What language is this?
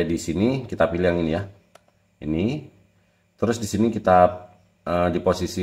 Indonesian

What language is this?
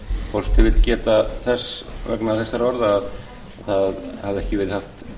Icelandic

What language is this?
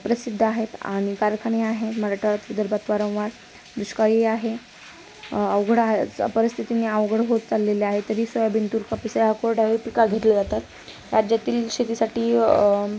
Marathi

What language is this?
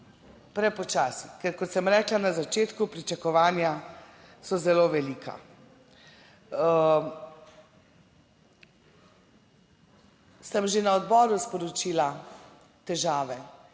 Slovenian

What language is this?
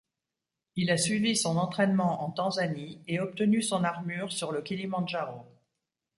French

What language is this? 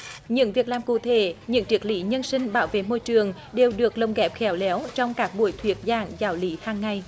Vietnamese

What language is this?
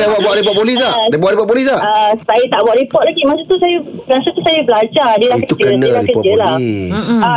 Malay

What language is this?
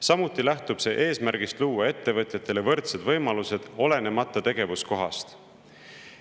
Estonian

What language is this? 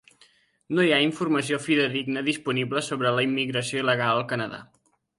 Catalan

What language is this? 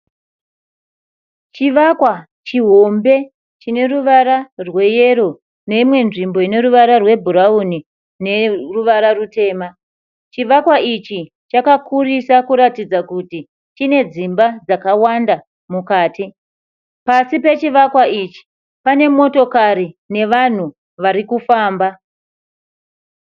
Shona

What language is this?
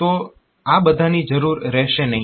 Gujarati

